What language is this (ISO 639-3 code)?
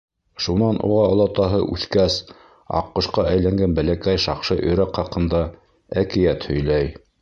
bak